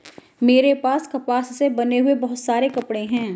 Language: Hindi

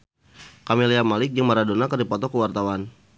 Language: Sundanese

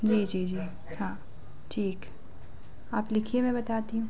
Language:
Hindi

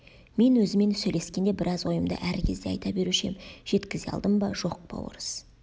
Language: Kazakh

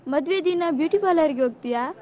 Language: Kannada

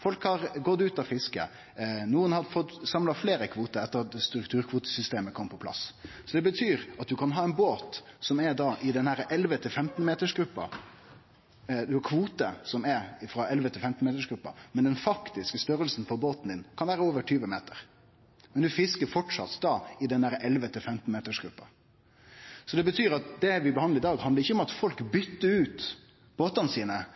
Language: Norwegian Nynorsk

